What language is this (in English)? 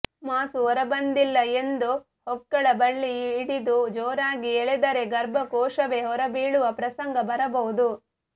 Kannada